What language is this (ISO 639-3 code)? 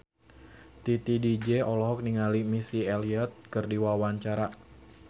sun